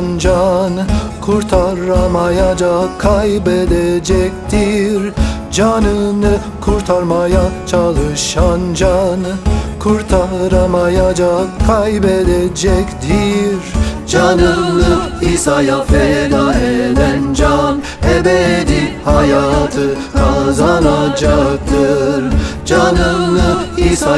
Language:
Turkish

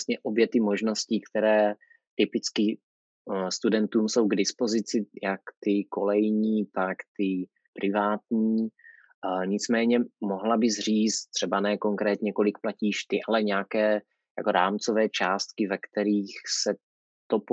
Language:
Czech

